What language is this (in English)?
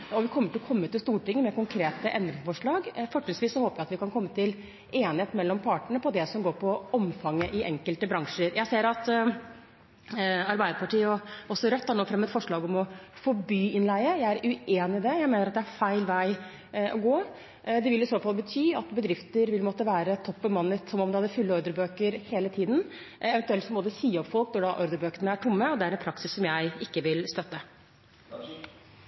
Norwegian Bokmål